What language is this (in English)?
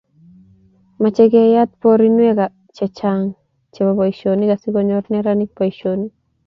Kalenjin